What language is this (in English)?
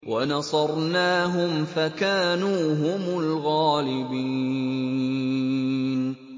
Arabic